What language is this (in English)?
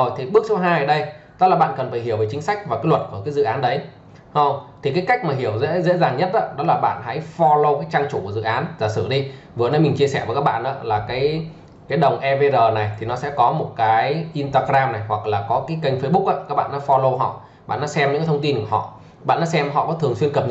Vietnamese